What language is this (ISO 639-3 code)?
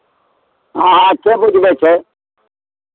mai